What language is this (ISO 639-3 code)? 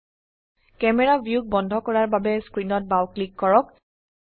asm